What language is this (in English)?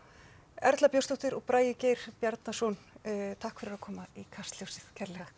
Icelandic